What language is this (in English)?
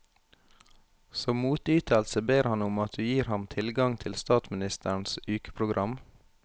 Norwegian